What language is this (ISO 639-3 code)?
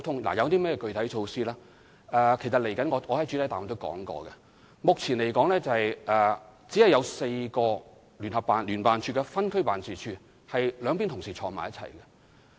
yue